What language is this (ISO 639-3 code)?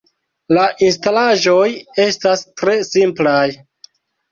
epo